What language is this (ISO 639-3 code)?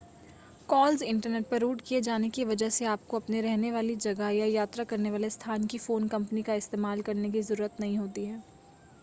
hin